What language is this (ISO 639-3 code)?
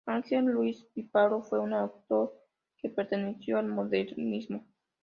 spa